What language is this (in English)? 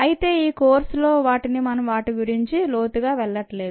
Telugu